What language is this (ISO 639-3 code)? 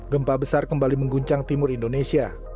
ind